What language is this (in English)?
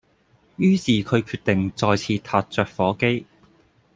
Cantonese